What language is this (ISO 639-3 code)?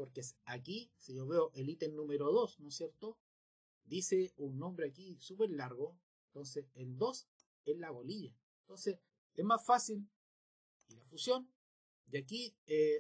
spa